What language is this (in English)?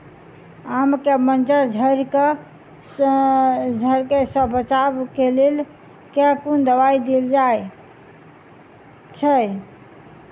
Maithili